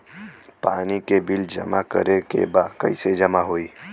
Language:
Bhojpuri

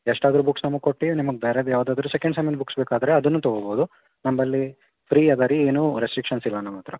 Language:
Kannada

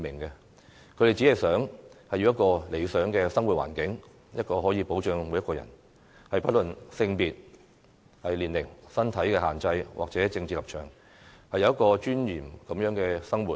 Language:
Cantonese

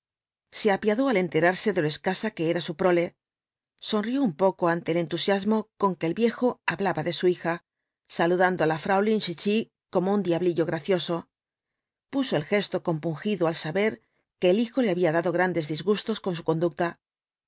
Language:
Spanish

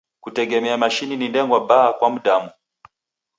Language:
Taita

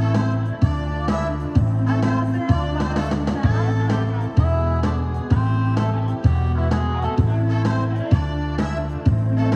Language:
Korean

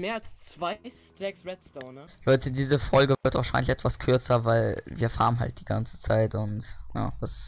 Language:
German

